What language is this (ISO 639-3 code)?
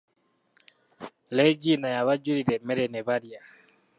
lug